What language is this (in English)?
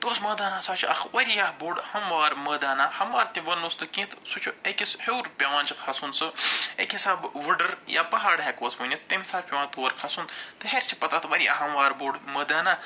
Kashmiri